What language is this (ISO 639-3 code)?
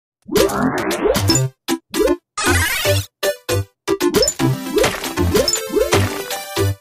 eng